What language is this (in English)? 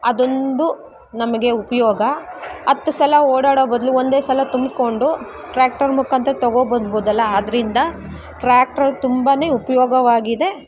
Kannada